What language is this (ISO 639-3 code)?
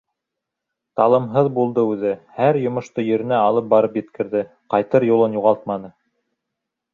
bak